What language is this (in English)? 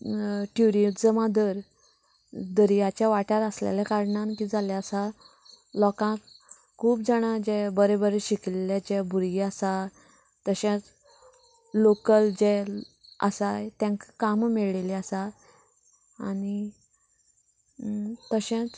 Konkani